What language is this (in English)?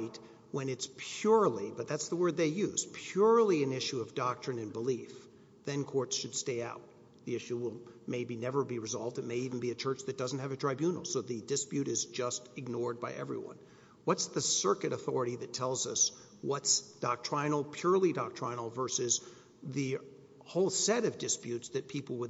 English